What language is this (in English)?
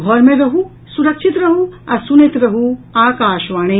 Maithili